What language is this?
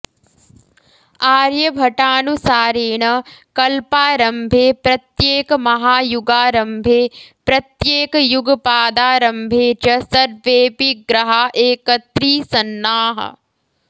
Sanskrit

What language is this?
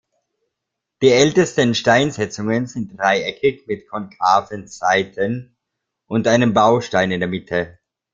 German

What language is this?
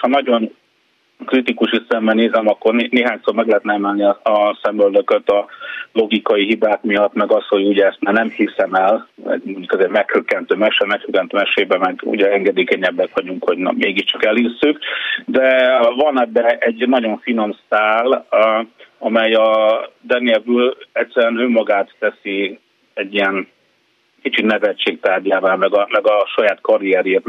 Hungarian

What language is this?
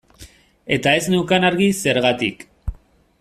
Basque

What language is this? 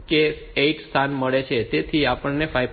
Gujarati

